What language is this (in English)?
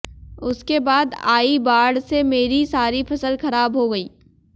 Hindi